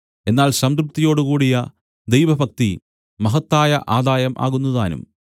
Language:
Malayalam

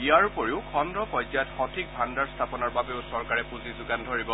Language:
Assamese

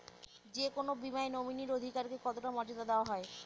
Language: Bangla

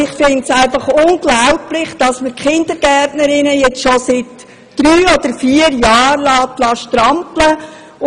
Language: Swiss German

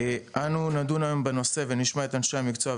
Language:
Hebrew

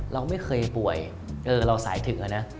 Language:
Thai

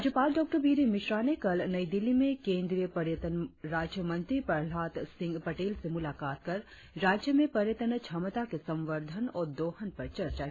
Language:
Hindi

